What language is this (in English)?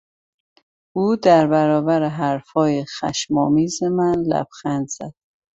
Persian